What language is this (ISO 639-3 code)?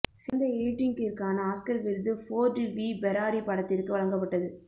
tam